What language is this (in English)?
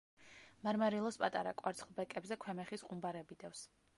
Georgian